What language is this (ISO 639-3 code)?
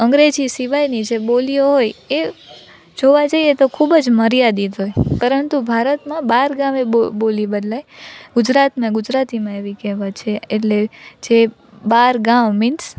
guj